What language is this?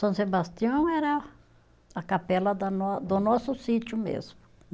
Portuguese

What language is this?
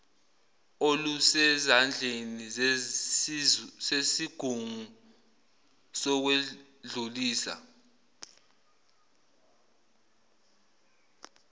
Zulu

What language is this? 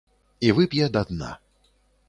Belarusian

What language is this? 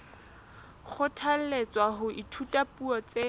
Southern Sotho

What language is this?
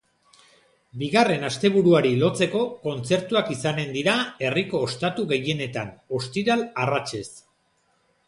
Basque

